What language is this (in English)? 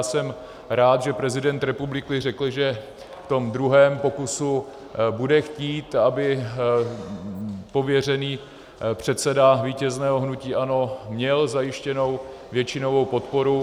Czech